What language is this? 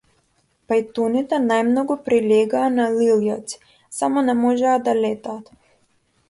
Macedonian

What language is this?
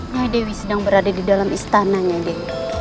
Indonesian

